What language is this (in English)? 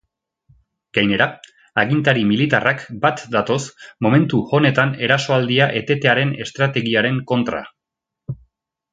Basque